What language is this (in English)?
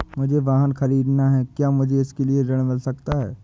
Hindi